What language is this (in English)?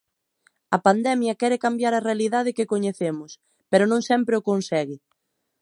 Galician